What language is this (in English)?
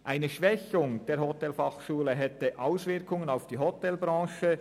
Swiss German